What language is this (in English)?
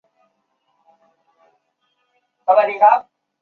Chinese